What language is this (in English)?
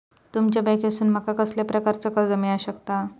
Marathi